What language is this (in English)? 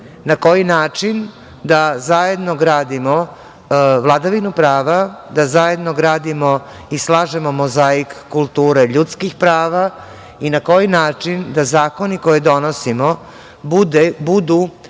Serbian